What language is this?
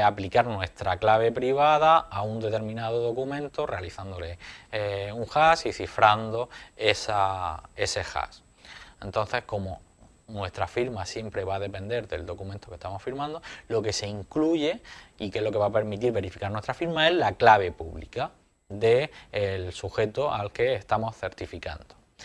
Spanish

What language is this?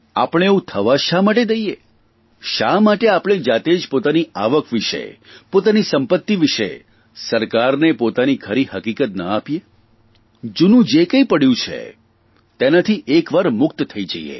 Gujarati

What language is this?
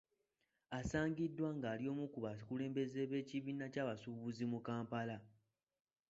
Ganda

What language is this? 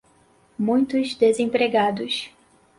Portuguese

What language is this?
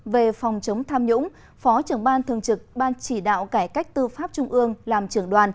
Vietnamese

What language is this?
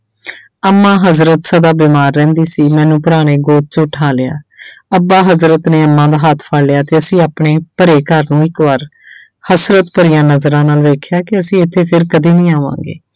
Punjabi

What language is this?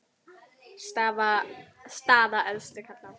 Icelandic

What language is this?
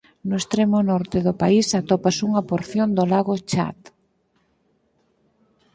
Galician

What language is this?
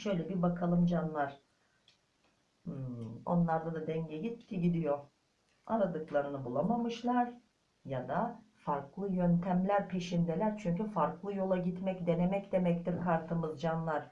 Turkish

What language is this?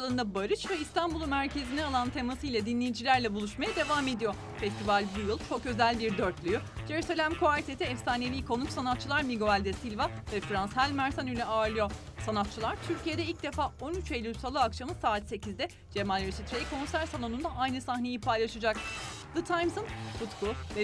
Turkish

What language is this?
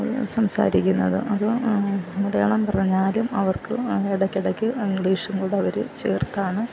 Malayalam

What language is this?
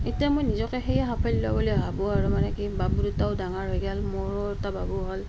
Assamese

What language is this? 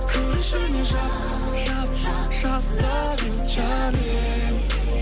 Kazakh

